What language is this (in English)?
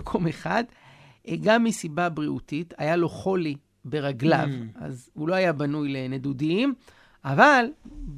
Hebrew